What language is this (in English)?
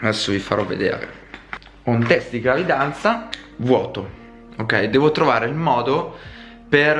Italian